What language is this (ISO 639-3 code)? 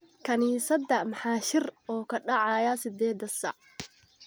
som